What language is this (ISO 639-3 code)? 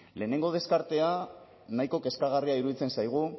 eus